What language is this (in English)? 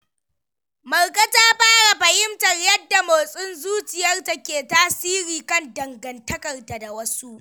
Hausa